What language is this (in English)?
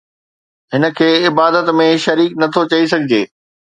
Sindhi